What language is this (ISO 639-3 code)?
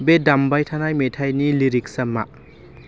brx